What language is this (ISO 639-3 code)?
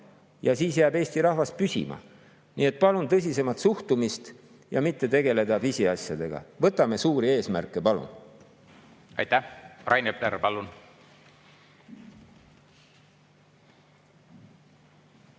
est